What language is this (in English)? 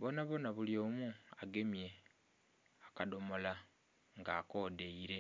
Soga